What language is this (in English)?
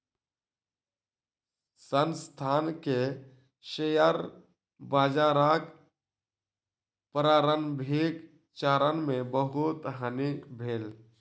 Maithili